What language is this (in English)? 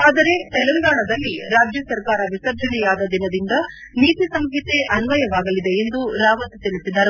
Kannada